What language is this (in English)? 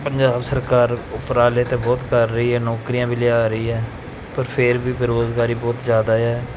Punjabi